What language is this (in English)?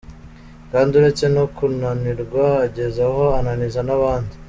Kinyarwanda